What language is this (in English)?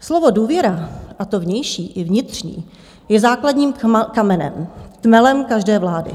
Czech